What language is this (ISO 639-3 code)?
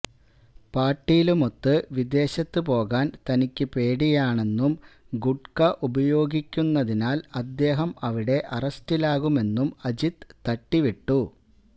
mal